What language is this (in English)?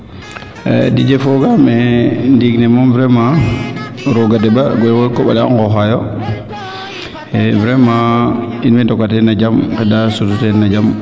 Serer